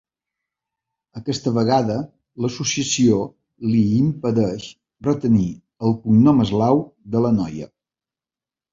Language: Catalan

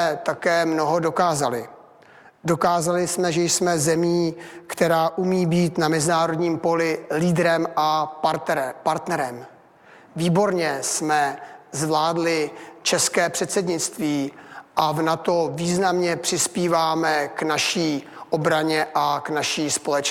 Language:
Czech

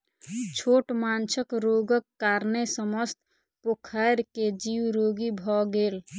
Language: Maithili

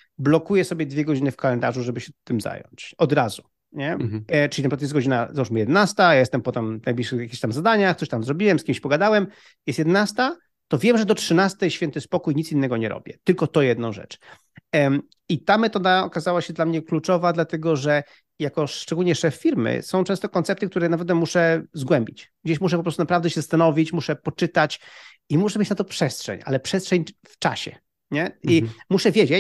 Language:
Polish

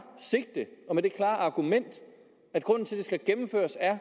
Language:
Danish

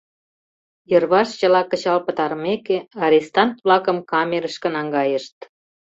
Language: Mari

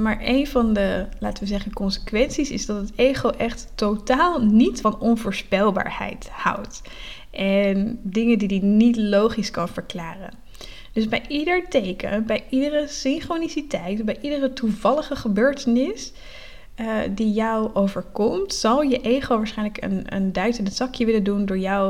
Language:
Dutch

